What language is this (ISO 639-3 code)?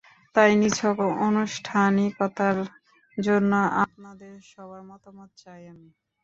ben